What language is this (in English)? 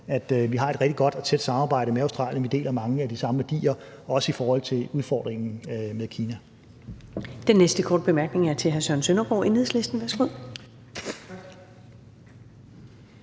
Danish